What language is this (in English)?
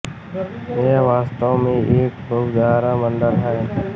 Hindi